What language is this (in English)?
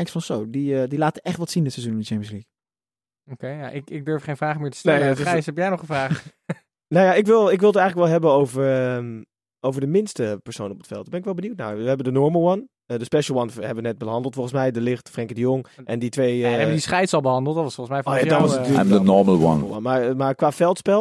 Dutch